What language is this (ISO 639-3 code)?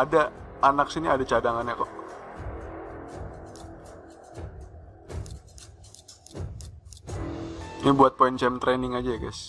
ind